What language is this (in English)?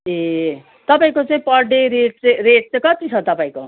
Nepali